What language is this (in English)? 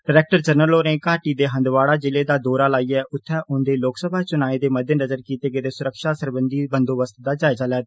Dogri